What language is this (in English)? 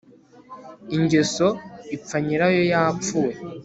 Kinyarwanda